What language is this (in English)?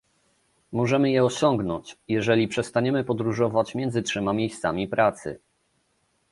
Polish